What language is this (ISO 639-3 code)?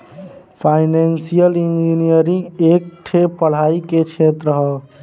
bho